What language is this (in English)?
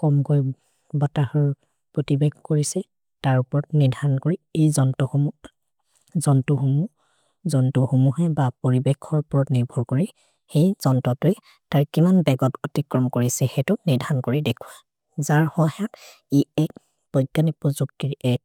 Maria (India)